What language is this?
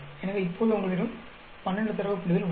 Tamil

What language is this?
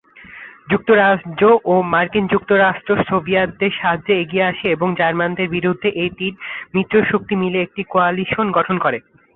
Bangla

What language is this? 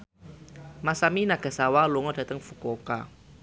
Javanese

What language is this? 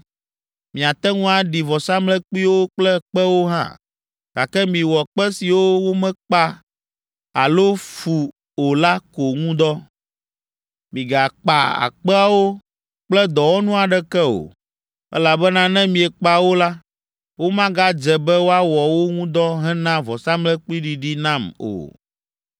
Ewe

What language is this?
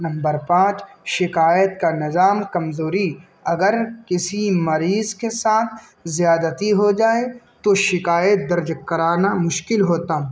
Urdu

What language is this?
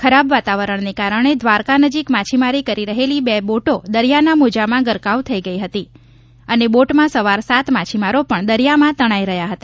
Gujarati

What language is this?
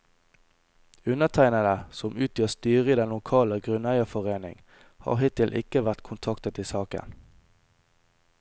Norwegian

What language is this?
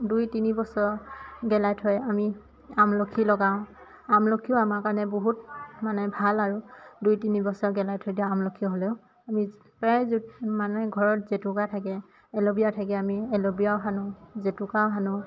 Assamese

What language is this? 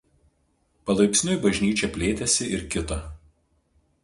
Lithuanian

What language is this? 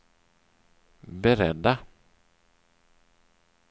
Swedish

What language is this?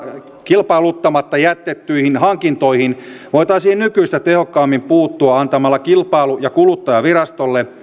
Finnish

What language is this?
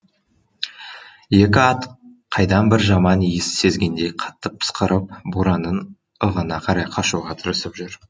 Kazakh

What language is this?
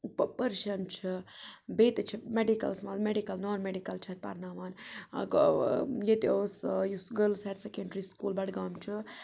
Kashmiri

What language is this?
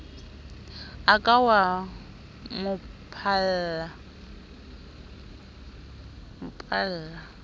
Southern Sotho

